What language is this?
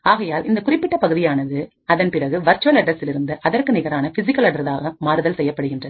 Tamil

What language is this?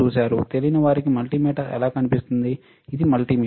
Telugu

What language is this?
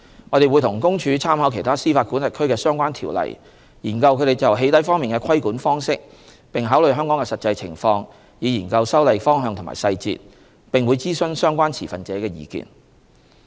Cantonese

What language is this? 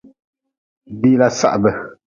Nawdm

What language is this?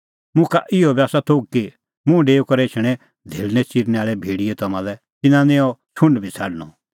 Kullu Pahari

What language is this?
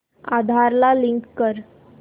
Marathi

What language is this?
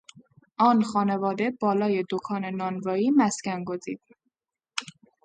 Persian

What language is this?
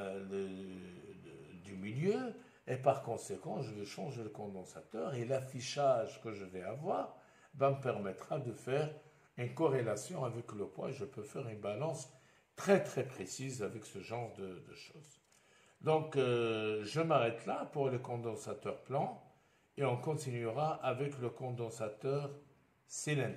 French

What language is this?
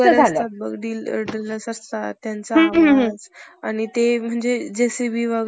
Marathi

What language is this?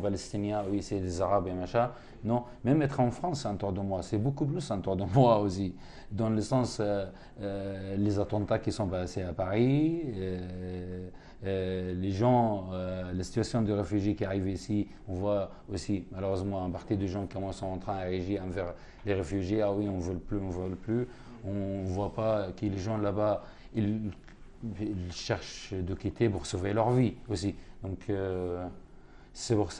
French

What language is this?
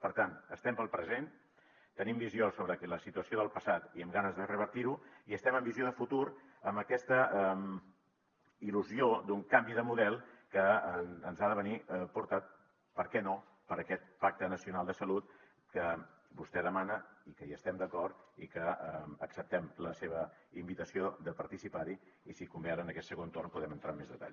Catalan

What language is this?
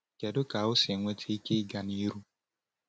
Igbo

